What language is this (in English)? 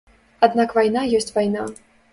Belarusian